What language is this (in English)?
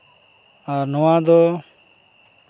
Santali